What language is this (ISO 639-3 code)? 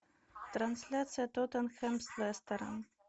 rus